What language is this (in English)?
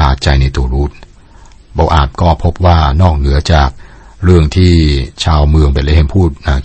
Thai